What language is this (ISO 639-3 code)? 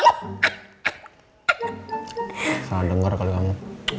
ind